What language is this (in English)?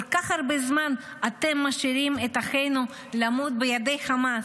Hebrew